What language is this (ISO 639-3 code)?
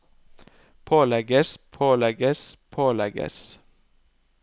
nor